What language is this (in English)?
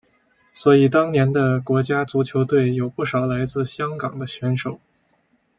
Chinese